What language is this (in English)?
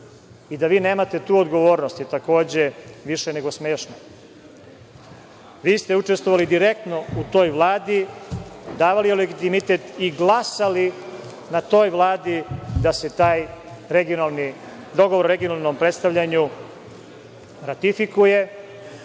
Serbian